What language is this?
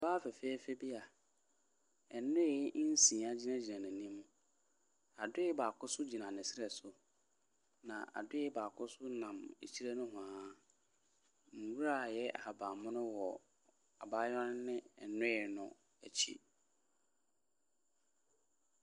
Akan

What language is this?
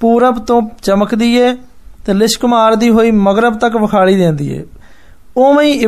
Hindi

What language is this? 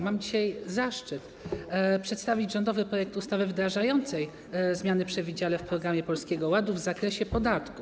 Polish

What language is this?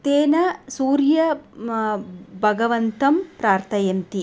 Sanskrit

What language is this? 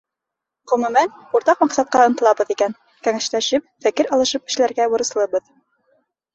Bashkir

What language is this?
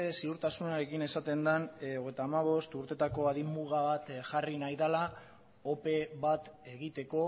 Basque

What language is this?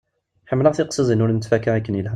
Kabyle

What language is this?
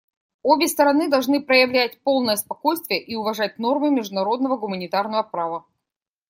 Russian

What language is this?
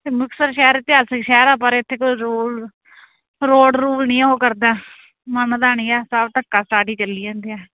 Punjabi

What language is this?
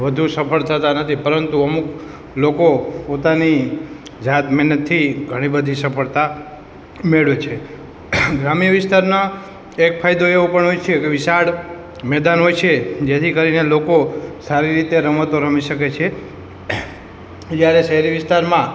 Gujarati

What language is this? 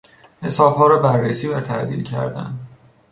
Persian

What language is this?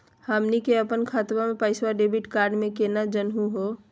Magahi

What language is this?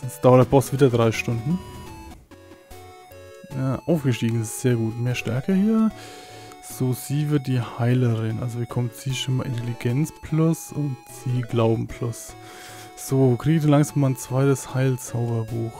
German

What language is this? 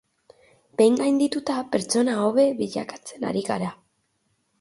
Basque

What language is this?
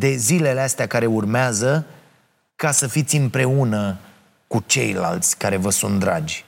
Romanian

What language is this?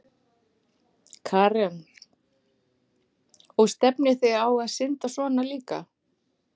Icelandic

